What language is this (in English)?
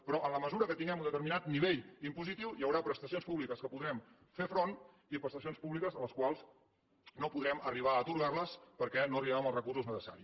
Catalan